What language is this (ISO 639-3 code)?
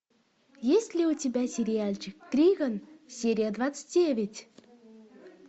rus